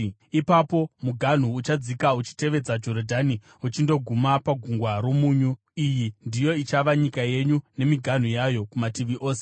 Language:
Shona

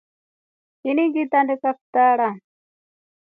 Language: Rombo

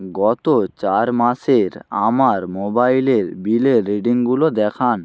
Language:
Bangla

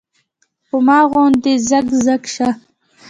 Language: Pashto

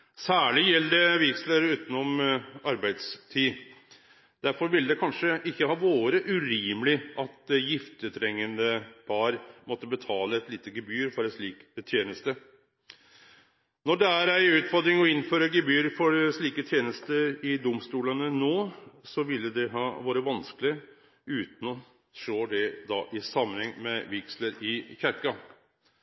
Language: Norwegian Nynorsk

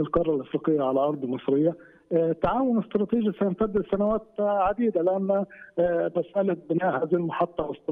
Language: Arabic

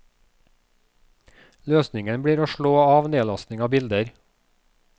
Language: Norwegian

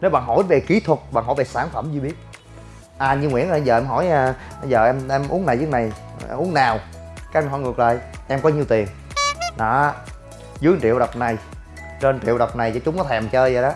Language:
Vietnamese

